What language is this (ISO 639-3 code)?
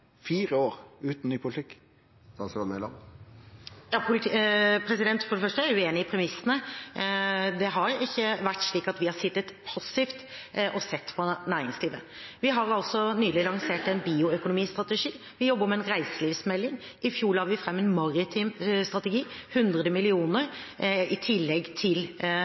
nor